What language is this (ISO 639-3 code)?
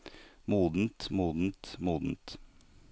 nor